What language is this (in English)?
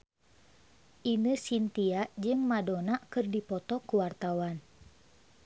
Sundanese